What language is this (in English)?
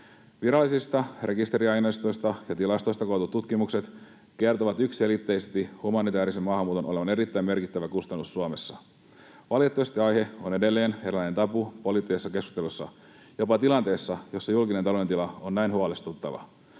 Finnish